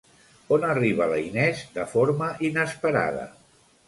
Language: Catalan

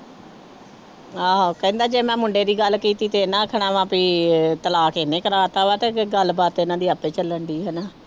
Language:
Punjabi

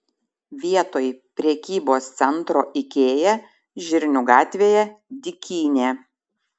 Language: Lithuanian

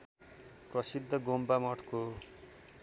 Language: Nepali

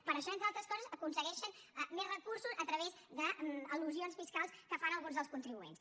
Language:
Catalan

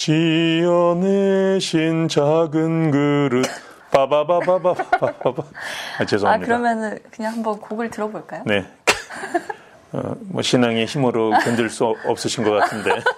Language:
Korean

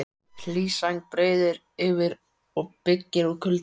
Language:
Icelandic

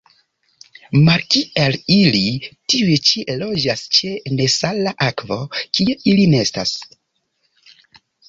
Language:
Esperanto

